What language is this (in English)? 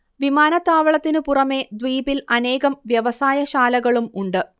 Malayalam